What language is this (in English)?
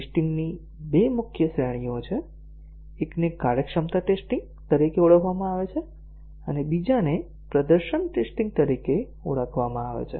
Gujarati